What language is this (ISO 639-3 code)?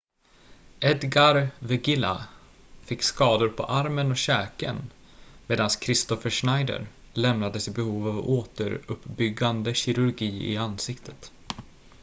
swe